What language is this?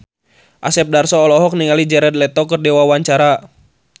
Sundanese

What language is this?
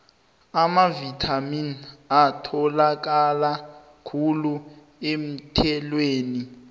South Ndebele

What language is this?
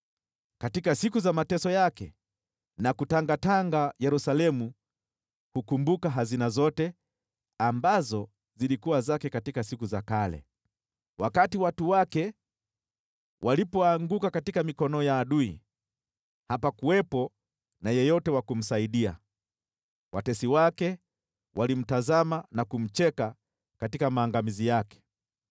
Swahili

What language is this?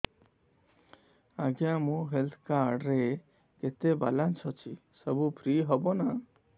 Odia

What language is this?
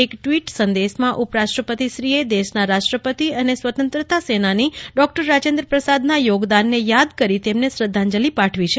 Gujarati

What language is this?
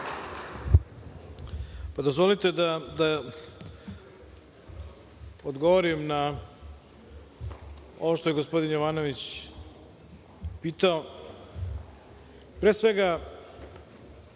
Serbian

